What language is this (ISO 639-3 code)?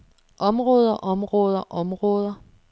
dan